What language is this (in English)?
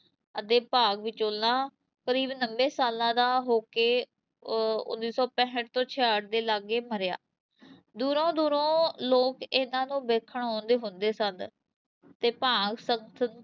Punjabi